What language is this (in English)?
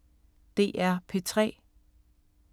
Danish